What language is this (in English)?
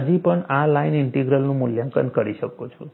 Gujarati